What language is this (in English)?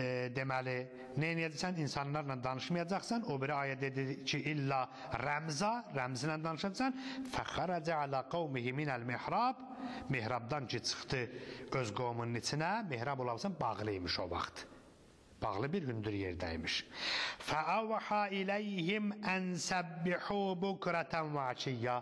Turkish